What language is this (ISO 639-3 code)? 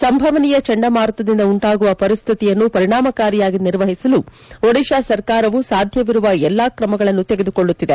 kan